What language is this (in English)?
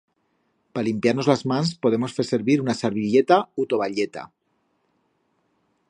Aragonese